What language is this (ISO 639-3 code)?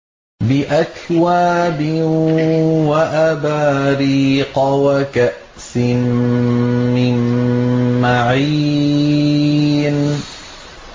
ara